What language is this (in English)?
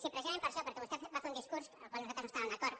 Catalan